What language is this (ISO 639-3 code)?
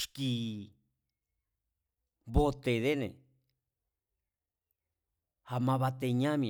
vmz